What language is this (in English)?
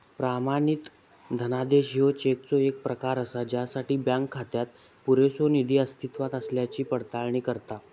Marathi